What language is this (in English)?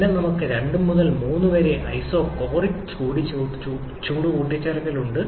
Malayalam